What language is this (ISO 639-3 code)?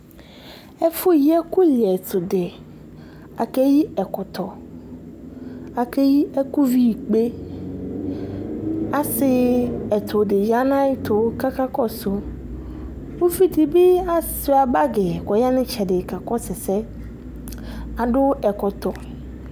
kpo